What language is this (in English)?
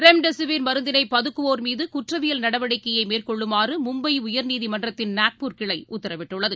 Tamil